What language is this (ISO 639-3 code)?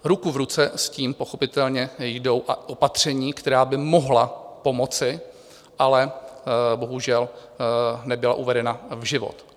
ces